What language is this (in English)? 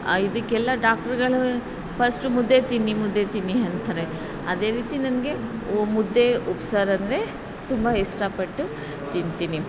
Kannada